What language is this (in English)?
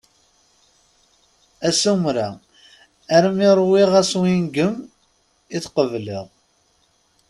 Kabyle